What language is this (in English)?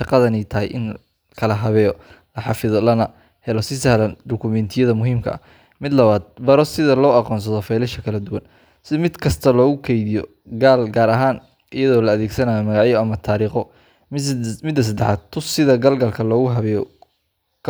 Somali